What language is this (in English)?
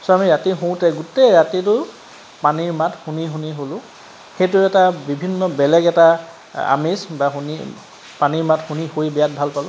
Assamese